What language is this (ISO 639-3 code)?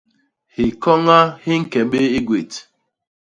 bas